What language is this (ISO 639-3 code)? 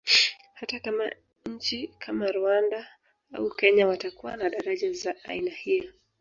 swa